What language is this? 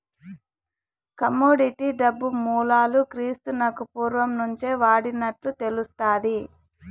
Telugu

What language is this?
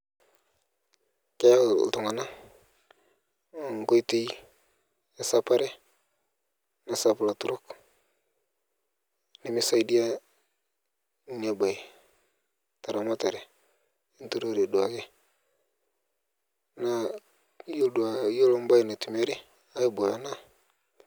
Masai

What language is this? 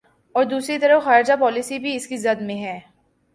Urdu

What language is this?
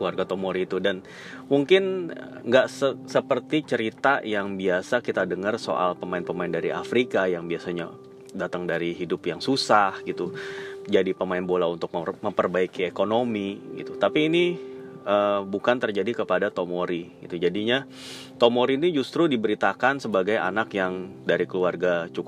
Indonesian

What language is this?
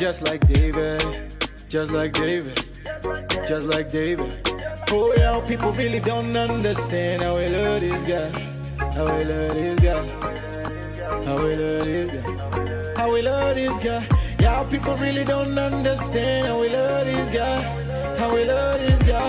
English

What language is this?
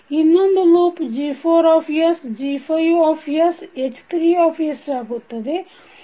Kannada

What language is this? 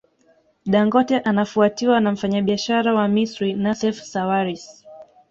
Swahili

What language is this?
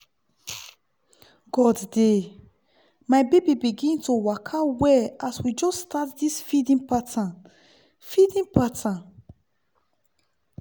Nigerian Pidgin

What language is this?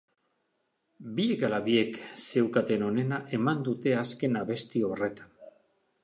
Basque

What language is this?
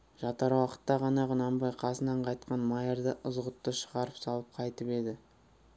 Kazakh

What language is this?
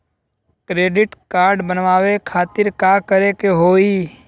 Bhojpuri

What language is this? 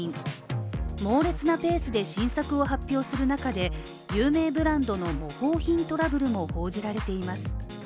Japanese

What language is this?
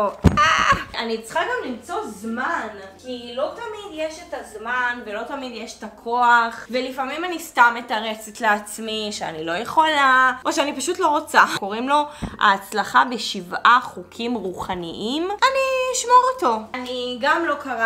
Hebrew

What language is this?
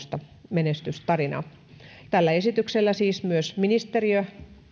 Finnish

